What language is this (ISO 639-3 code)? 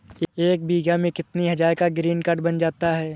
hin